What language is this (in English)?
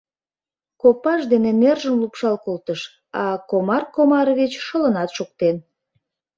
Mari